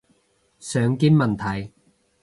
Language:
Cantonese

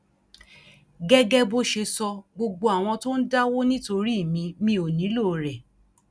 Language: Yoruba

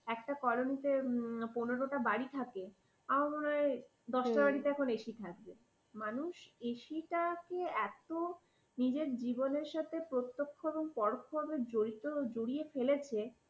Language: Bangla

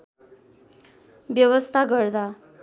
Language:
Nepali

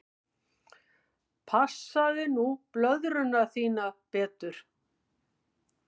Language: Icelandic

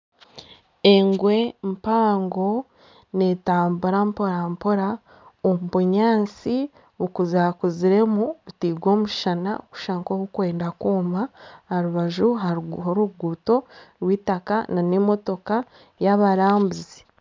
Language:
Nyankole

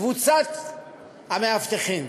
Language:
Hebrew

